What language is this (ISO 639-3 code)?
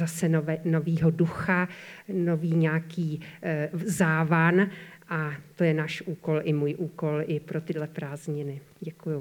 ces